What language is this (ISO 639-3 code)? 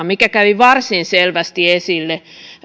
fin